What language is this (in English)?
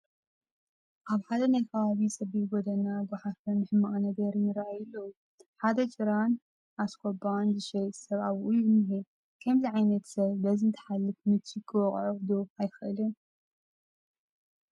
Tigrinya